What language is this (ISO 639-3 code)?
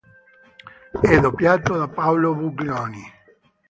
ita